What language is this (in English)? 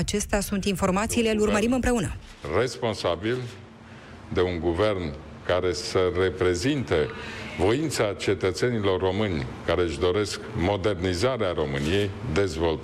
Romanian